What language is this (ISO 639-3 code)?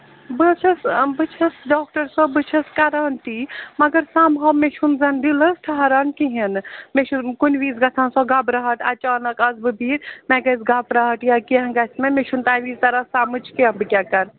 kas